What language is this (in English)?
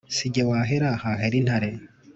Kinyarwanda